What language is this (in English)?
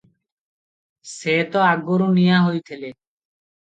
Odia